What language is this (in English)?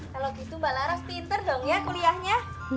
Indonesian